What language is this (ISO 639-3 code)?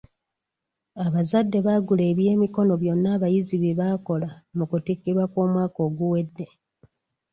lug